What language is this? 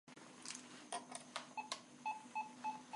Armenian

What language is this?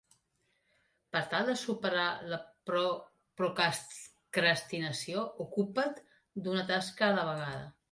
Catalan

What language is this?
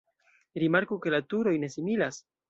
Esperanto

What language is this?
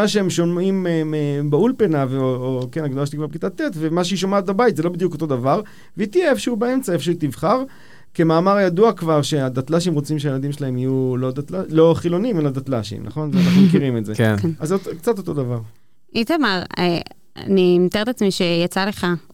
Hebrew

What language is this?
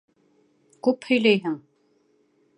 Bashkir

